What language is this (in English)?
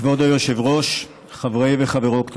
Hebrew